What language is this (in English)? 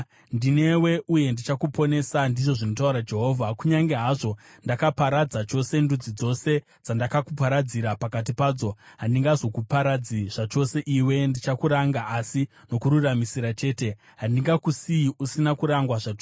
Shona